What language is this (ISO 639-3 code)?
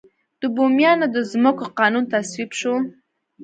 pus